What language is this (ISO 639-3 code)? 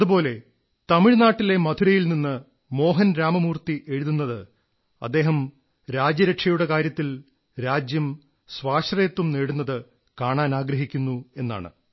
mal